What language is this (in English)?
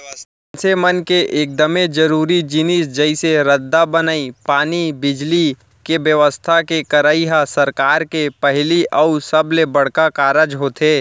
Chhattisgarhi